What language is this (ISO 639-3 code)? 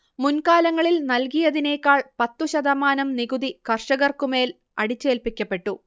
mal